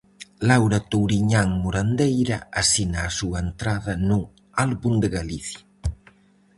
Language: Galician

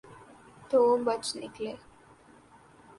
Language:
Urdu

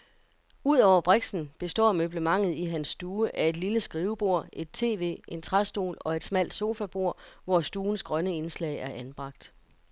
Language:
Danish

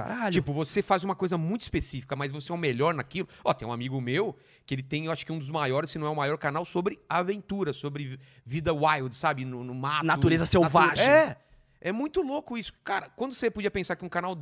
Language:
Portuguese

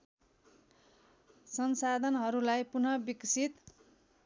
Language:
Nepali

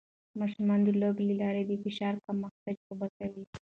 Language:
Pashto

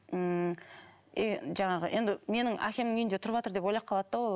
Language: Kazakh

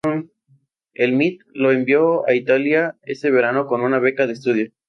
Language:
Spanish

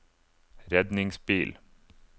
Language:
Norwegian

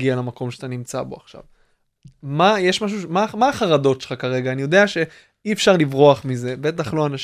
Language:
Hebrew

